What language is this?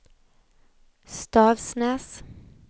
Swedish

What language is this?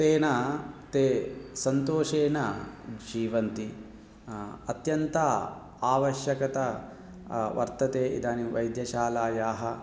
Sanskrit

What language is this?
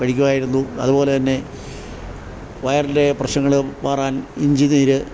Malayalam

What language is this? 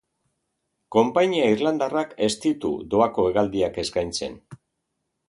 Basque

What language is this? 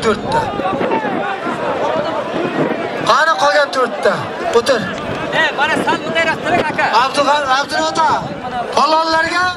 Turkish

